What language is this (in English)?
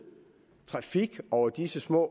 Danish